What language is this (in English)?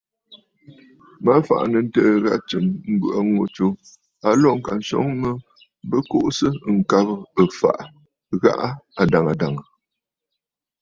Bafut